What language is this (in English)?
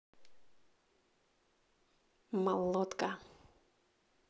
Russian